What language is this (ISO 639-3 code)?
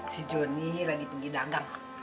ind